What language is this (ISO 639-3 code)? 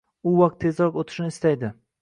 uzb